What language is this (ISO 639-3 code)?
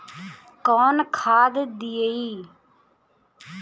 bho